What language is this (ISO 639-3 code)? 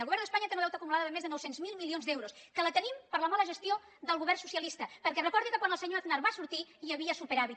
cat